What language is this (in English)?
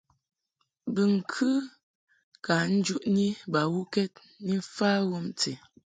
Mungaka